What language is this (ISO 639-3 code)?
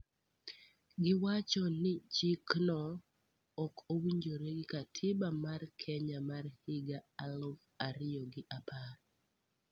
luo